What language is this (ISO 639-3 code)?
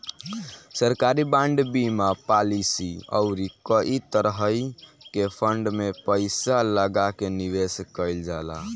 bho